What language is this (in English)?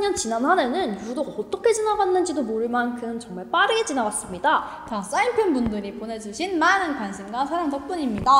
Korean